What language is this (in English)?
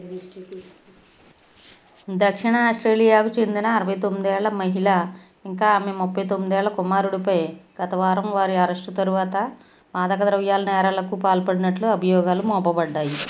Telugu